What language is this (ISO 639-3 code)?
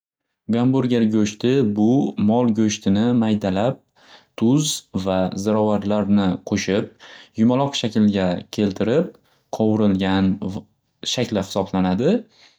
uzb